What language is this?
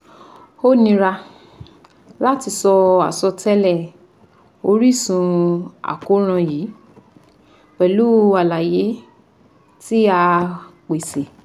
Yoruba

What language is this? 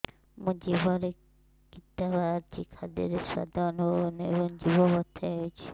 Odia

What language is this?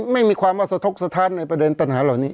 Thai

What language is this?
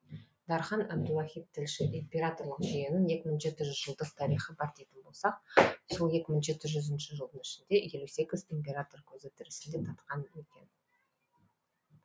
Kazakh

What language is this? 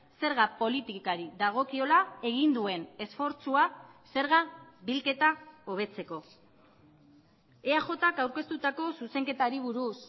Basque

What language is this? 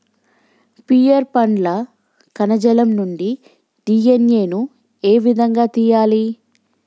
Telugu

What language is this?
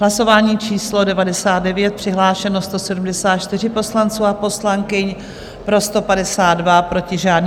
Czech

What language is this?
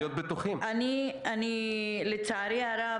Hebrew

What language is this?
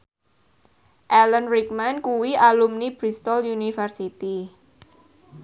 Javanese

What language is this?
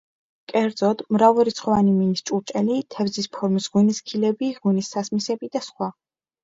Georgian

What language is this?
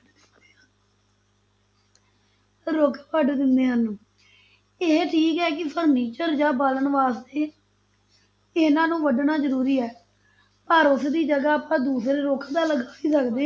Punjabi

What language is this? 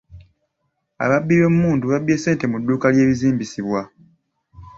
Ganda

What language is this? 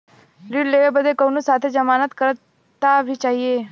Bhojpuri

